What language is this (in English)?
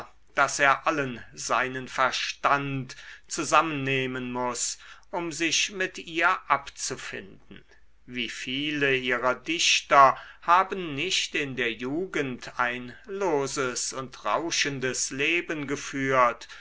German